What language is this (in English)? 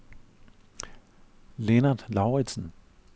Danish